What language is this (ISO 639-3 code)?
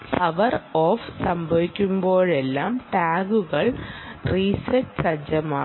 mal